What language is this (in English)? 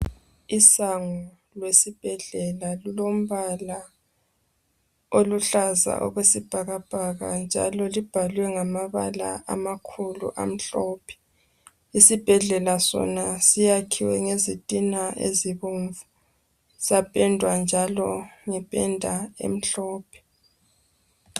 North Ndebele